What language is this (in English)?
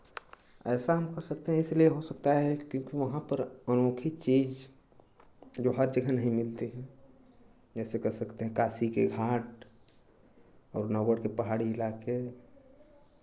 Hindi